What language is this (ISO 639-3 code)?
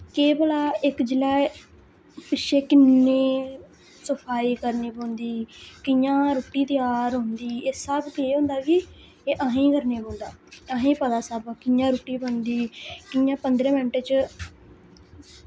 doi